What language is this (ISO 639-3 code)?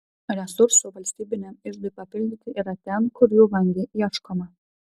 lit